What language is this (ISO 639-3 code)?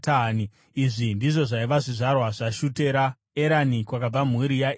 sna